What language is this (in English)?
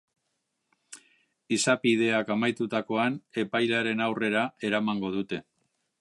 Basque